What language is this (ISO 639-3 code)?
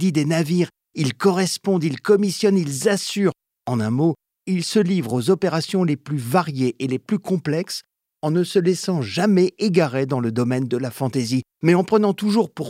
fra